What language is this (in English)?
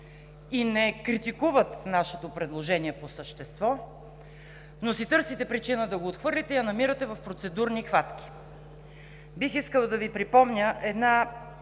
Bulgarian